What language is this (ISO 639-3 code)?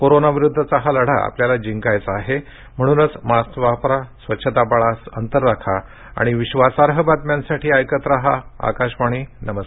mar